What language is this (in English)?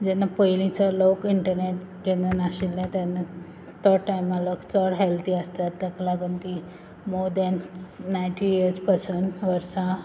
Konkani